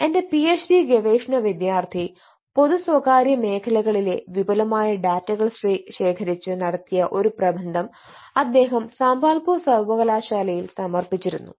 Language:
Malayalam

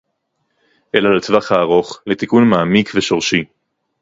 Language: Hebrew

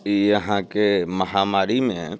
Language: Maithili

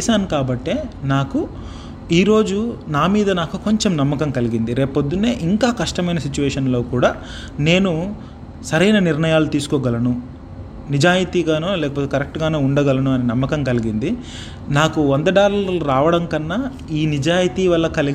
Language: Telugu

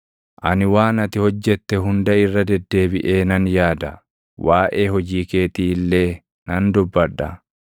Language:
Oromo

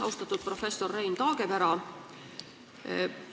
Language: Estonian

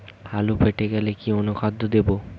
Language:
Bangla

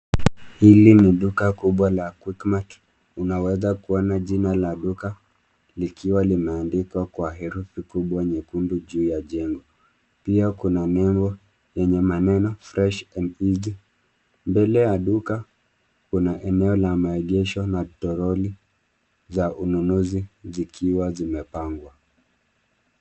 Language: Swahili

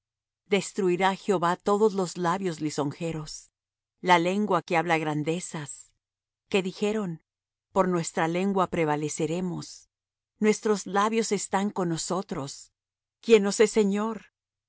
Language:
Spanish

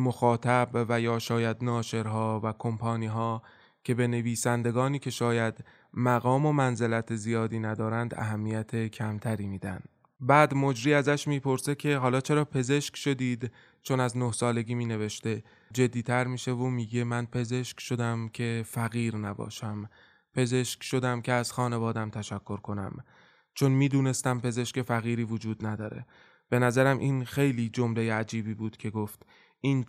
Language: Persian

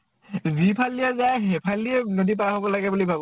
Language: Assamese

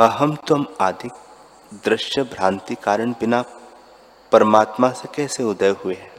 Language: Hindi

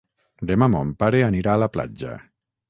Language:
Catalan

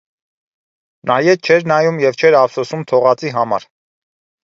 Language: Armenian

